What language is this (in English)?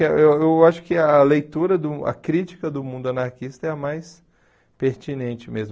Portuguese